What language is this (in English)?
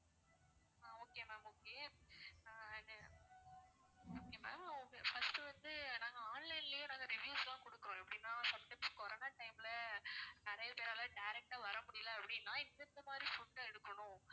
Tamil